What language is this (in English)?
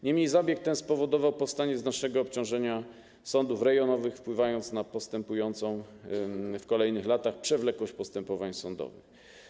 Polish